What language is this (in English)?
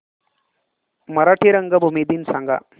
Marathi